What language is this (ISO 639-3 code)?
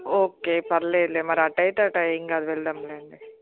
tel